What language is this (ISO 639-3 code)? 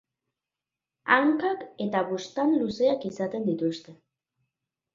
eus